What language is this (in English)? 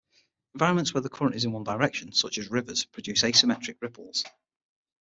English